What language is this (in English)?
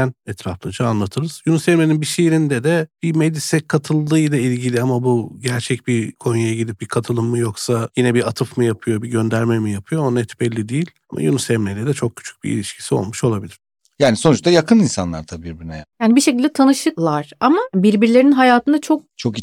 Turkish